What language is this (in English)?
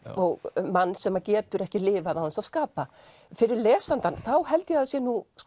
Icelandic